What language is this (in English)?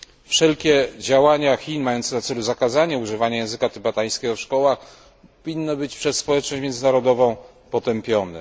Polish